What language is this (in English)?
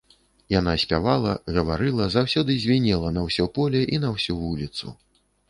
Belarusian